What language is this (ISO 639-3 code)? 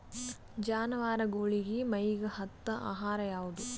kan